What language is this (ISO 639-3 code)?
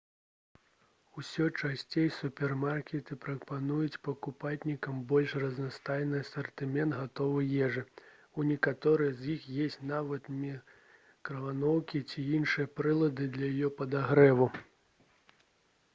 bel